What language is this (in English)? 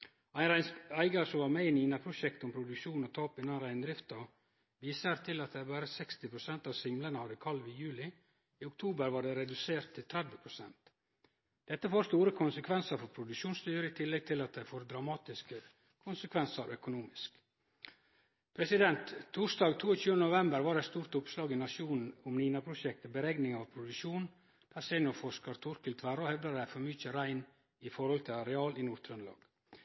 Norwegian Nynorsk